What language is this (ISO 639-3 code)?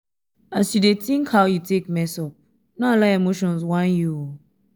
pcm